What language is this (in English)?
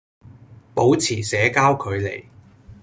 Cantonese